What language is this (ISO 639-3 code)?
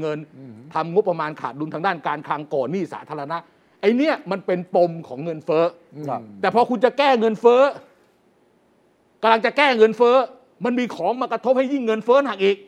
tha